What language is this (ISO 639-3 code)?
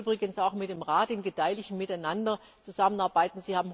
deu